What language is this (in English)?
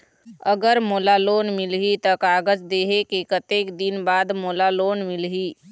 Chhattisgarhi